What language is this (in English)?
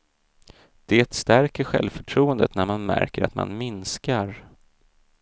Swedish